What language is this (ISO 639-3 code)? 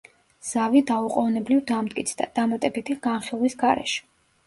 kat